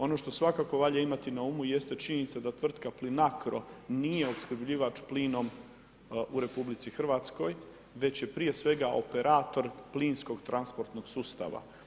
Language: Croatian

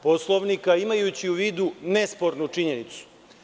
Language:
Serbian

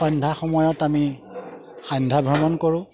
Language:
Assamese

